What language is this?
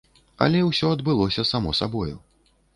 Belarusian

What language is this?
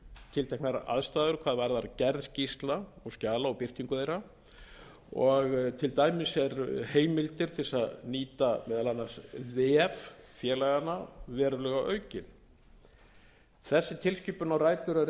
Icelandic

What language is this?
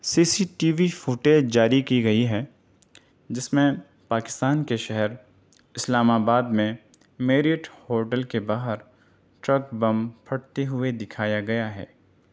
Urdu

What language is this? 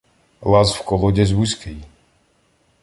Ukrainian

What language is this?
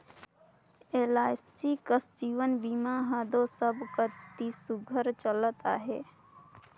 Chhattisgarhi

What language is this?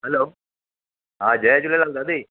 Sindhi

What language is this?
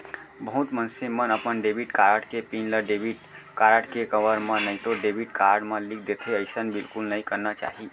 Chhattisgarhi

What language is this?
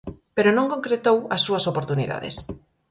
Galician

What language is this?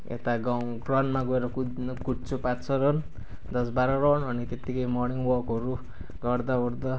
Nepali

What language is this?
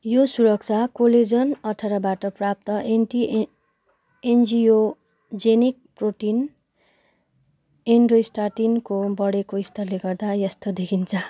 Nepali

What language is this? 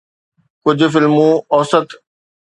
Sindhi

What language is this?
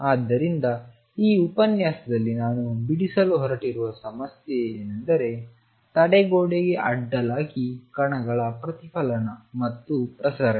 Kannada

